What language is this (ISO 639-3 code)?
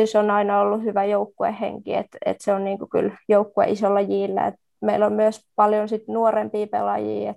fin